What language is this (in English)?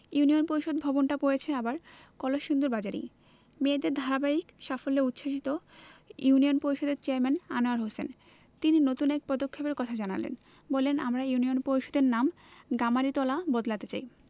Bangla